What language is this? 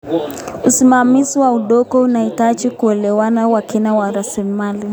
Kalenjin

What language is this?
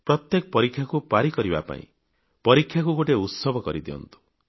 Odia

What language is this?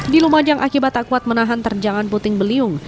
Indonesian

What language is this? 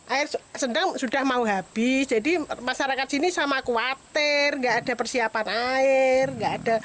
Indonesian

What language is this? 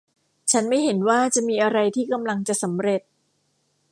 Thai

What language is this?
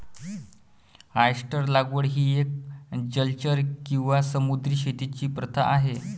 Marathi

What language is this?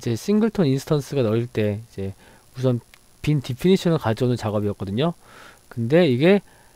Korean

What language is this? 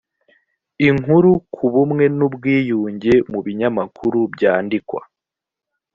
Kinyarwanda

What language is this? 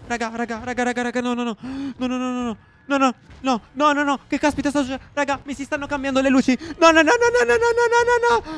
Italian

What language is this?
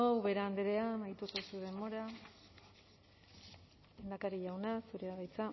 Basque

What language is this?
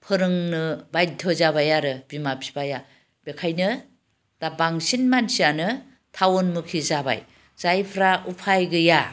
Bodo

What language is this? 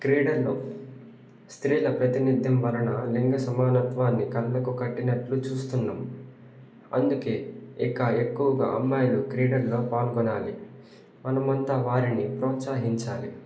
Telugu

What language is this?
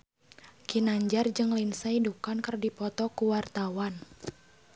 Sundanese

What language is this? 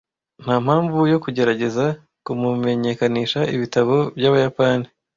Kinyarwanda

